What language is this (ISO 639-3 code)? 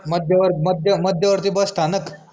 mar